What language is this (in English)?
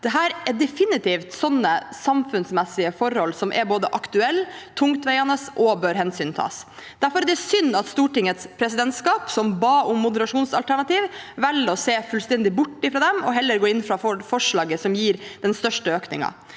Norwegian